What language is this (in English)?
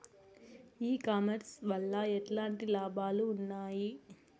Telugu